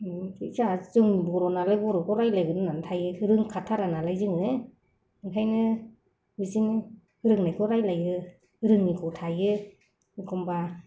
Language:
Bodo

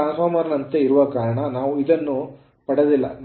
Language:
Kannada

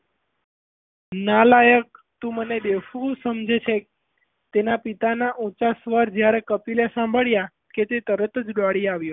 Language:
Gujarati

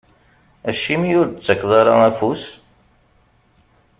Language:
Kabyle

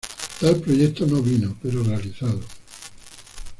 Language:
Spanish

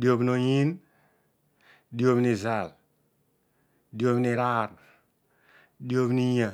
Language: Odual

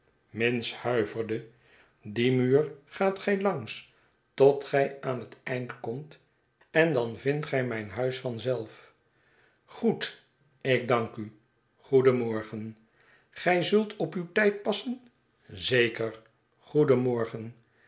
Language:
Dutch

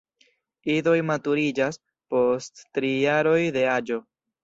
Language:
Esperanto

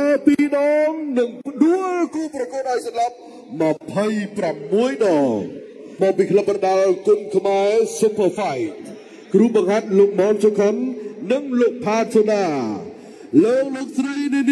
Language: Thai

